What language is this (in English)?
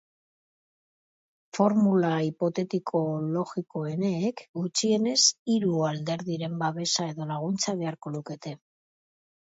Basque